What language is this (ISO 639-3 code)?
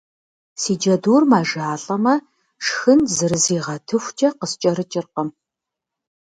kbd